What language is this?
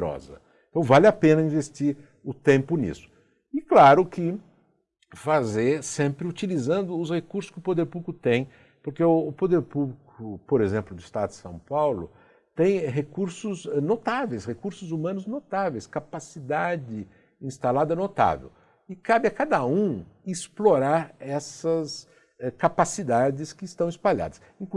Portuguese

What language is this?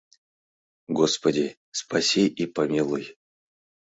Mari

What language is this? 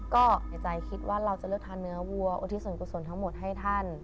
Thai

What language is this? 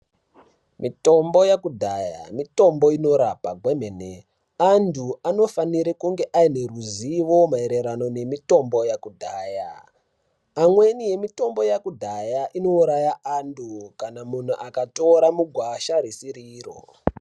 Ndau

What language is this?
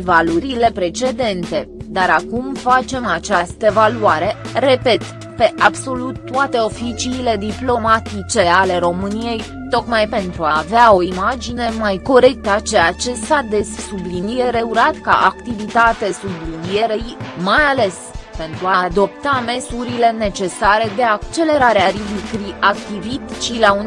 Romanian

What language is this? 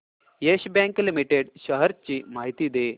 Marathi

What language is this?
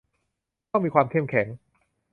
Thai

